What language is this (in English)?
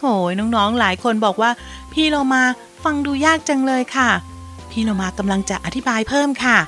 Thai